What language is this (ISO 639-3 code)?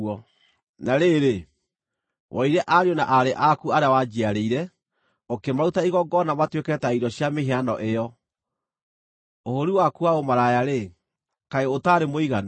kik